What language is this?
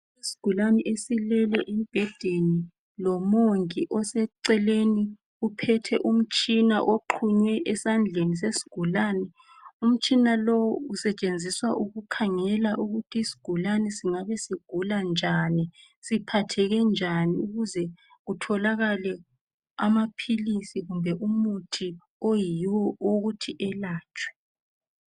North Ndebele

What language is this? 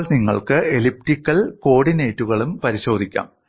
Malayalam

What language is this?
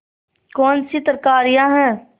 Hindi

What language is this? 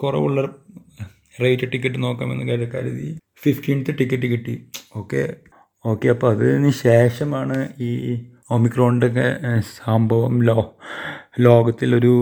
Malayalam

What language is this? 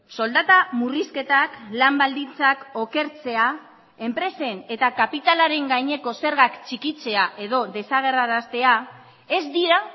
Basque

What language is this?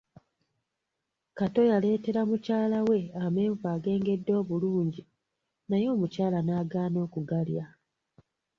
Ganda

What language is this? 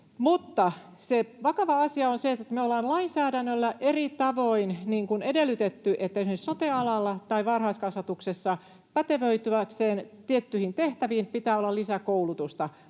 Finnish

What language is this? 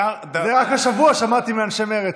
Hebrew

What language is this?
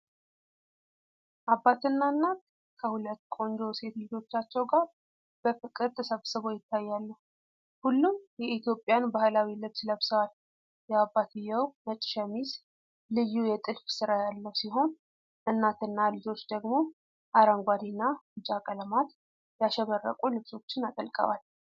Amharic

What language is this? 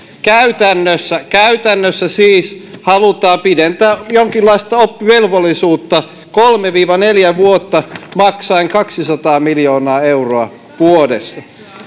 Finnish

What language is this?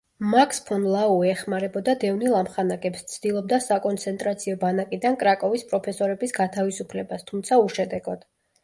Georgian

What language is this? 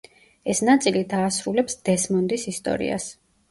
Georgian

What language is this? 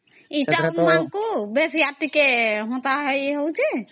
Odia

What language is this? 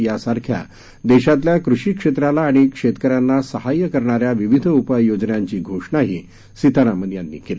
Marathi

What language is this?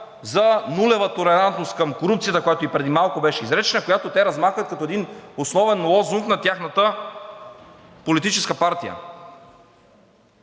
Bulgarian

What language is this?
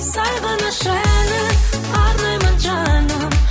Kazakh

